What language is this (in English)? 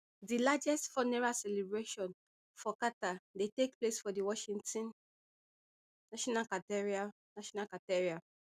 Nigerian Pidgin